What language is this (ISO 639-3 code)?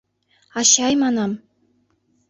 chm